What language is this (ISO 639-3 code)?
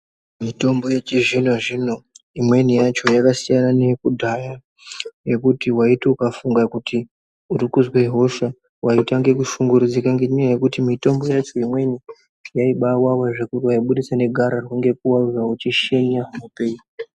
ndc